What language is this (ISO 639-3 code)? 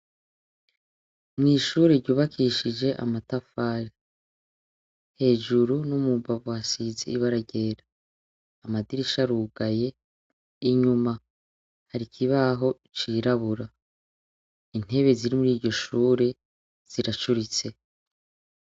run